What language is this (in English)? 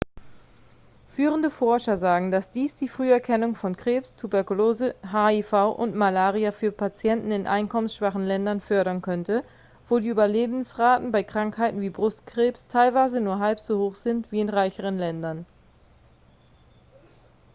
German